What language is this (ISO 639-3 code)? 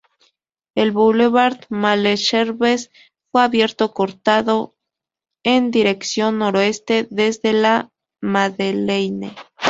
spa